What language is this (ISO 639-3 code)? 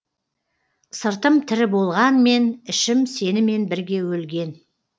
kaz